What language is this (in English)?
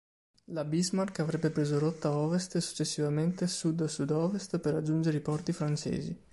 Italian